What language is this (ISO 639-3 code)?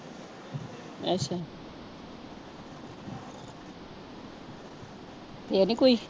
pan